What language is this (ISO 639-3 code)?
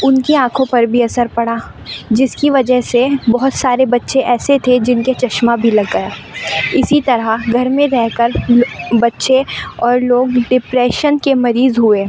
urd